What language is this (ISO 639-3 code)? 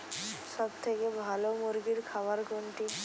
ben